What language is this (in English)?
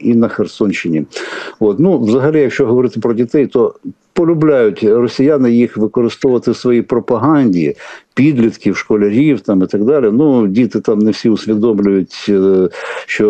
Ukrainian